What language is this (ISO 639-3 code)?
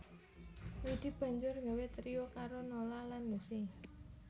jav